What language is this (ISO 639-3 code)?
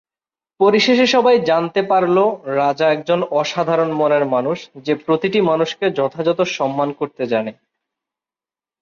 ben